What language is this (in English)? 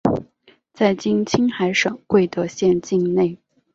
Chinese